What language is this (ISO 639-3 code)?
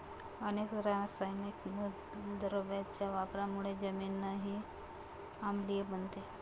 mar